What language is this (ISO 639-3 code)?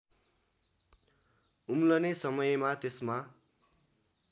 nep